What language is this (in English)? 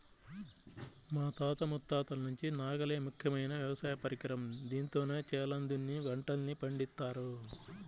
Telugu